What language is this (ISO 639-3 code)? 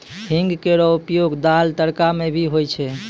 mai